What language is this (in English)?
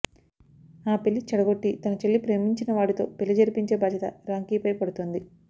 Telugu